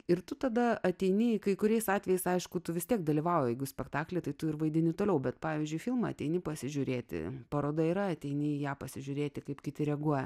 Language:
Lithuanian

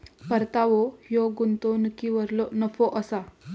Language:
Marathi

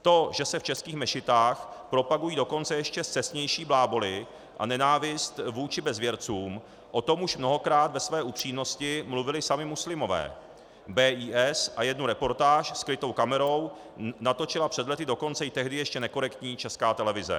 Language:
Czech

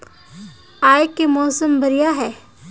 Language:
Magahi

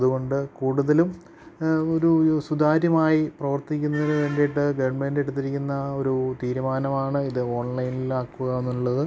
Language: Malayalam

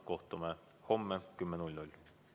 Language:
Estonian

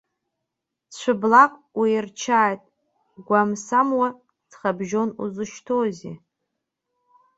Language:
Abkhazian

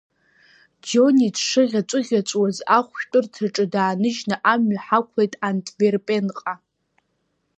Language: Abkhazian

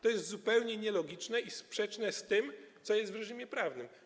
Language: Polish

